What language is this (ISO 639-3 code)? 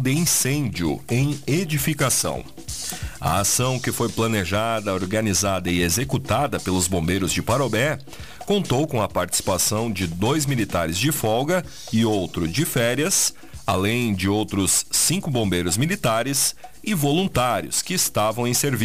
por